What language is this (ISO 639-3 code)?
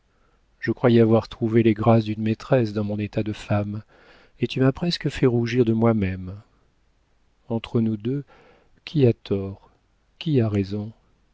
fra